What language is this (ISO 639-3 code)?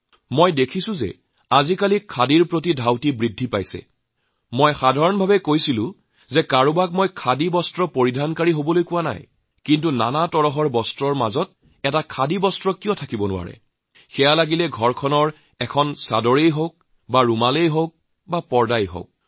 asm